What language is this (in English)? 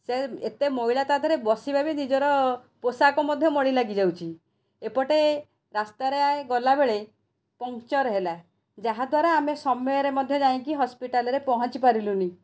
Odia